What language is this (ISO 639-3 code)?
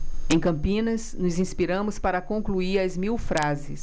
por